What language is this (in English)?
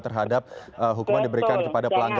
Indonesian